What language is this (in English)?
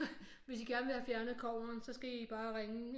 Danish